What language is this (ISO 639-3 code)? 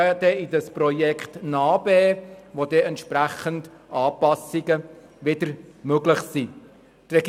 gsw